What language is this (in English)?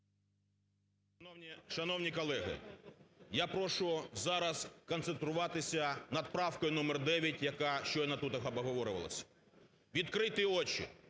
Ukrainian